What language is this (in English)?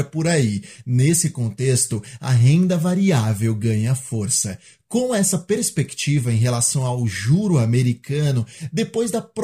Portuguese